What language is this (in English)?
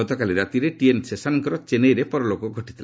Odia